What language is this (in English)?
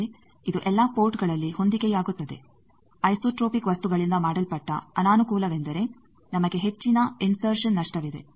Kannada